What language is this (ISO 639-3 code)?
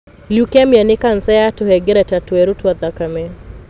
kik